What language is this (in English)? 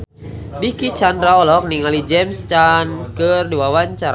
Sundanese